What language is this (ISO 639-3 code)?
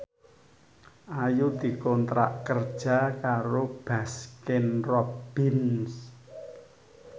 jav